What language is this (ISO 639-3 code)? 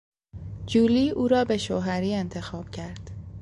fas